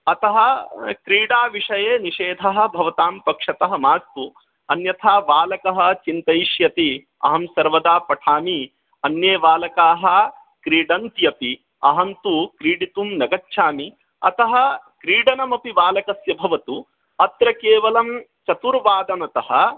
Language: Sanskrit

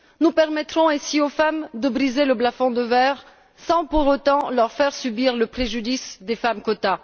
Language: French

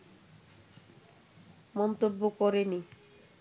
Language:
Bangla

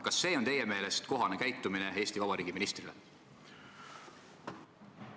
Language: Estonian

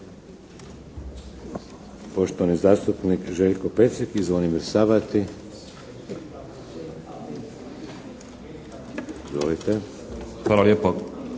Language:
Croatian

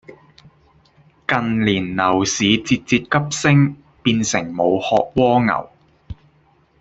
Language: Cantonese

